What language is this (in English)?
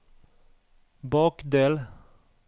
Norwegian